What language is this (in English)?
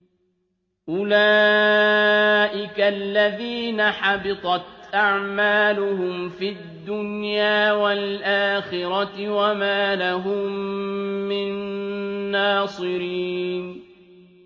Arabic